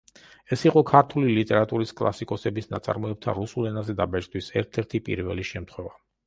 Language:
Georgian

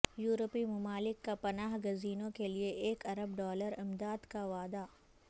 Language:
Urdu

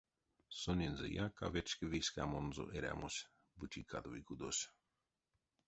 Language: Erzya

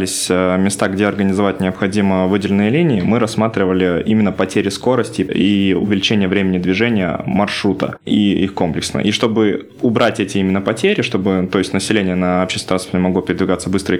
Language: Russian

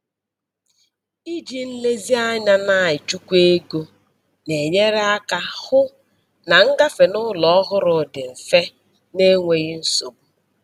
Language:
Igbo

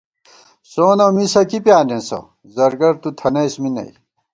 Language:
Gawar-Bati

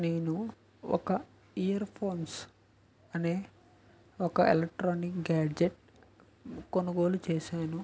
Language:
Telugu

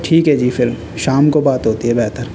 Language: Urdu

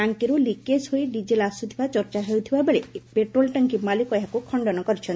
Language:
Odia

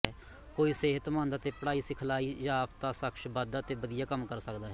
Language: Punjabi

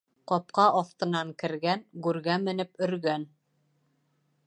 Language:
Bashkir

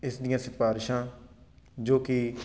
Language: Punjabi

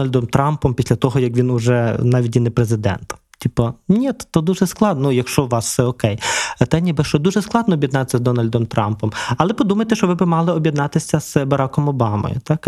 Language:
Ukrainian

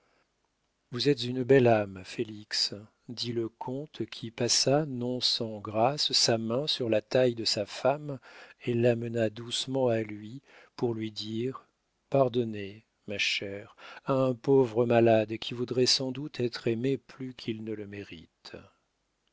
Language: French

